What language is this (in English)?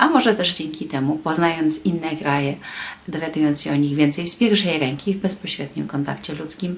Polish